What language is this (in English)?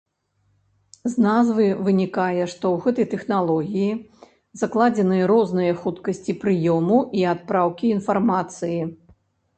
Belarusian